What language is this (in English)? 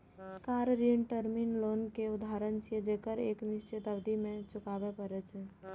Maithili